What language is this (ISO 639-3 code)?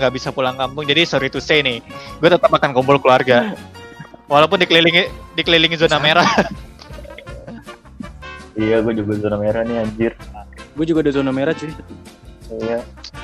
ind